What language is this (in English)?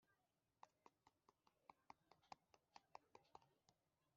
Kinyarwanda